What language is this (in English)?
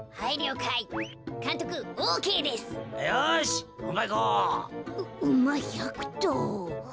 Japanese